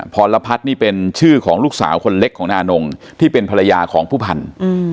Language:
Thai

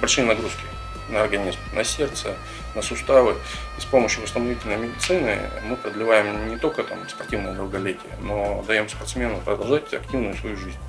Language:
Russian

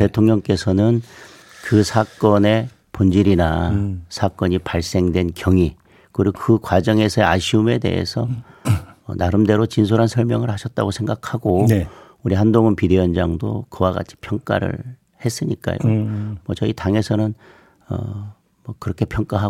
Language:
Korean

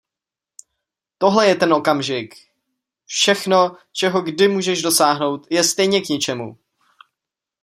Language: Czech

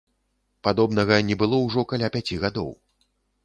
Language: Belarusian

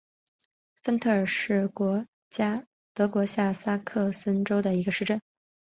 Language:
Chinese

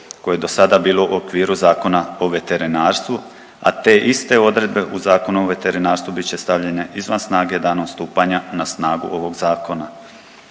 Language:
Croatian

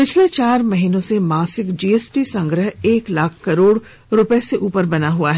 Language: Hindi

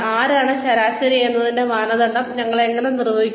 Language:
Malayalam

